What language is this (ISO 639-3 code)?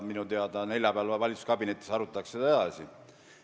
est